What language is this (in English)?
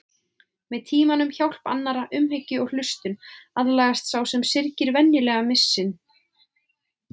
Icelandic